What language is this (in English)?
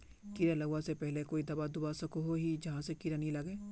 Magahi